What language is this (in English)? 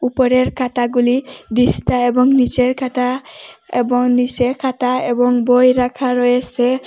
Bangla